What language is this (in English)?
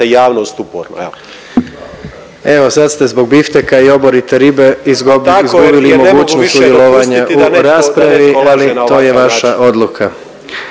Croatian